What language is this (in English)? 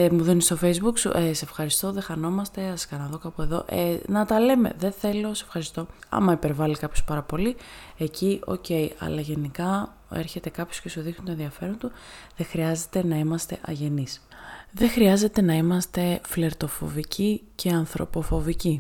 Greek